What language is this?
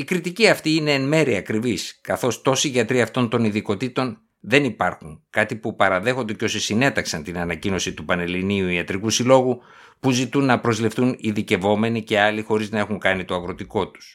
Greek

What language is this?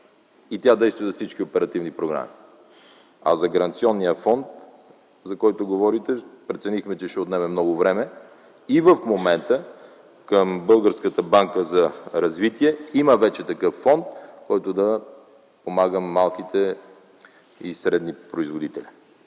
Bulgarian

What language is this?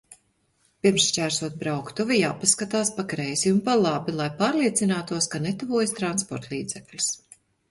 Latvian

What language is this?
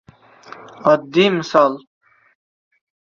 Uzbek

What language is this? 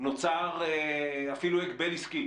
Hebrew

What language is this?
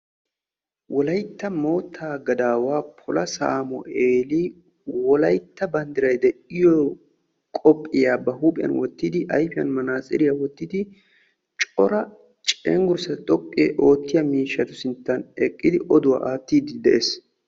Wolaytta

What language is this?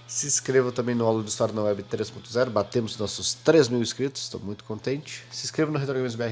Portuguese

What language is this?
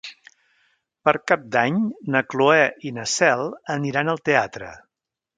Catalan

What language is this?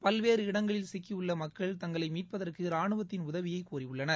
Tamil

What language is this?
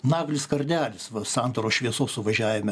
Lithuanian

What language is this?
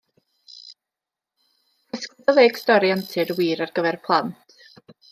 Welsh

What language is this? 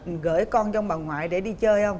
Vietnamese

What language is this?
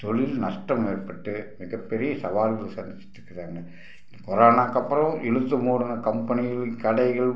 Tamil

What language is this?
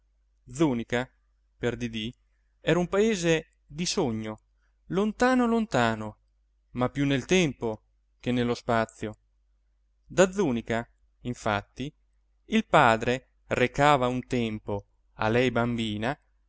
Italian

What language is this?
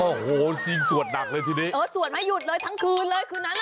Thai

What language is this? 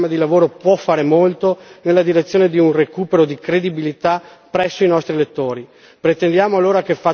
Italian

